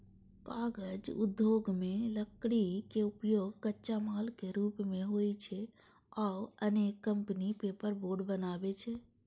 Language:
Maithili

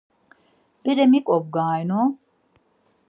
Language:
Laz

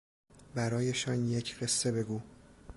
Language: Persian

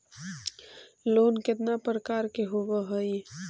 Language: Magahi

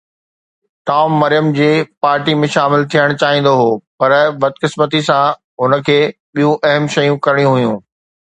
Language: Sindhi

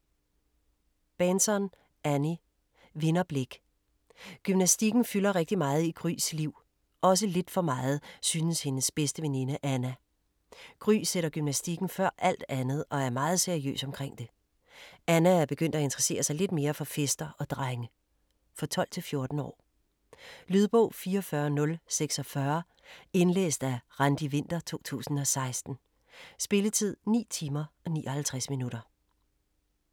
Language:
Danish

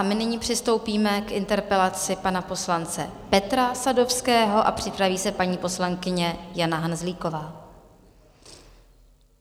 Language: Czech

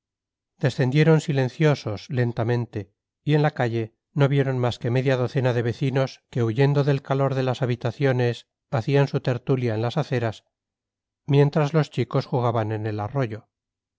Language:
Spanish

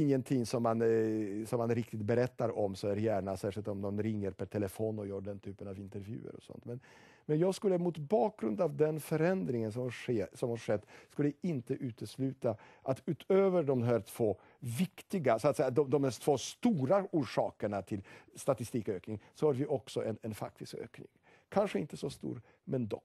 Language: Swedish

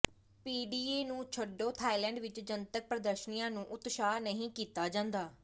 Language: Punjabi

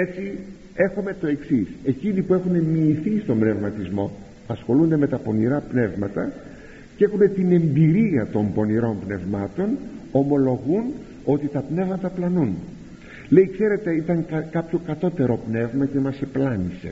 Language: Greek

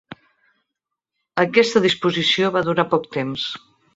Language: Catalan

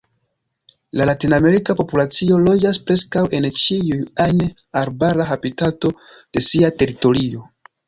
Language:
Esperanto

